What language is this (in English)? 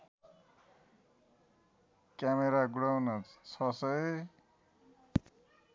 Nepali